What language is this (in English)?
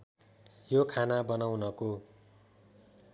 Nepali